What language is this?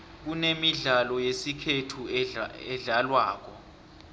South Ndebele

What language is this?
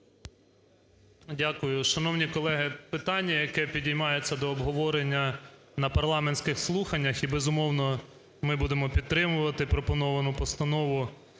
Ukrainian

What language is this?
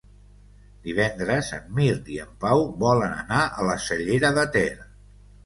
Catalan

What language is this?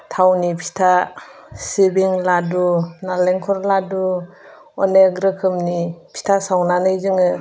Bodo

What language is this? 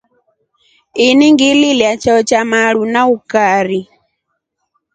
Rombo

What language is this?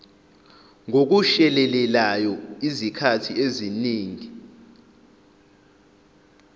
Zulu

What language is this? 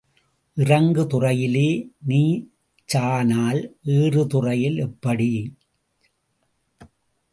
Tamil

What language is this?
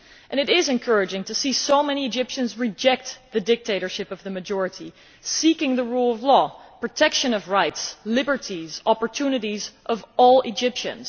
English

